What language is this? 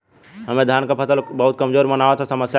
Bhojpuri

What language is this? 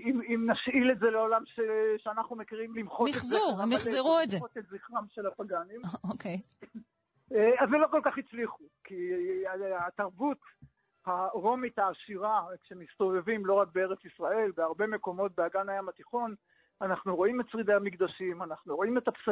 Hebrew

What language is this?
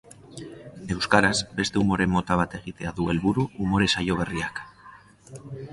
Basque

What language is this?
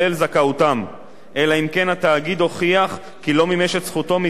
Hebrew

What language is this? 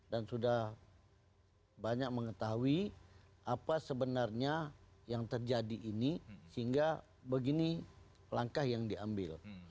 Indonesian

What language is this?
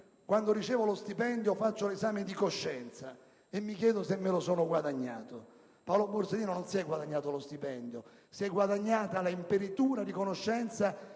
Italian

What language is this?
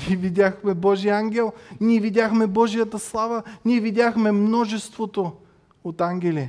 Bulgarian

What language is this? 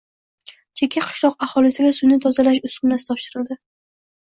Uzbek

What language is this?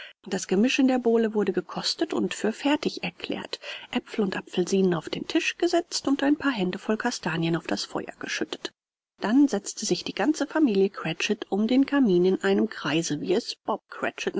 German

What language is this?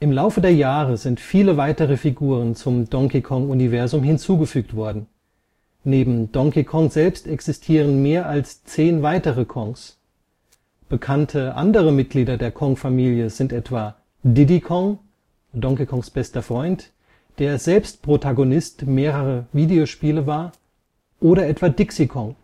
German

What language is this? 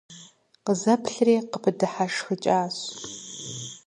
Kabardian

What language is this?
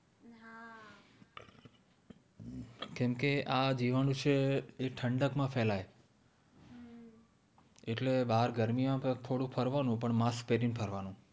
Gujarati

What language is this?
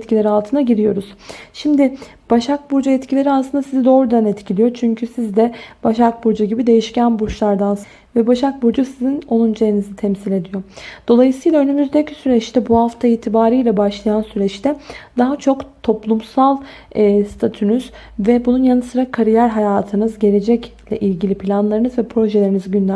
Turkish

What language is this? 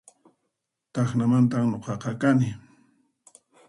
Puno Quechua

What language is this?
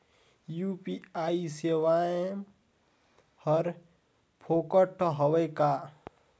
Chhattisgarhi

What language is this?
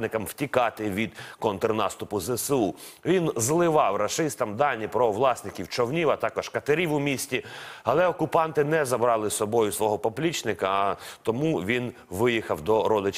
Ukrainian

